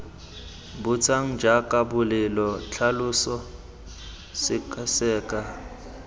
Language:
Tswana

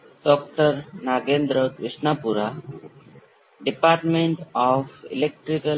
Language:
Gujarati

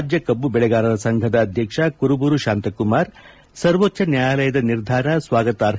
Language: Kannada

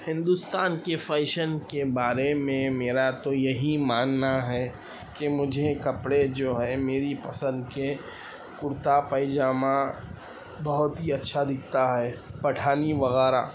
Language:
Urdu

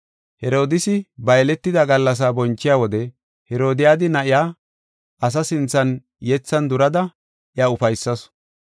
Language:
Gofa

